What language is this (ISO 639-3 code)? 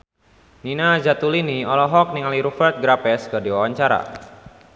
sun